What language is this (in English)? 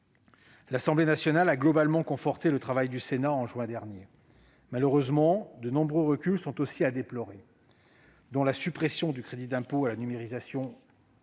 French